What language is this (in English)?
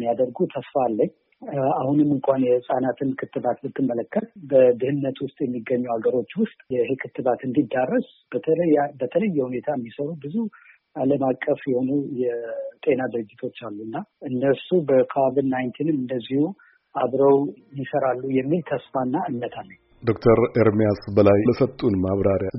Amharic